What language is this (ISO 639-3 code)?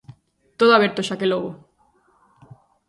glg